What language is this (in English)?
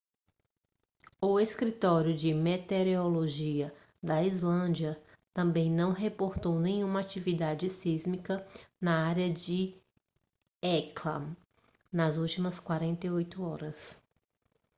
Portuguese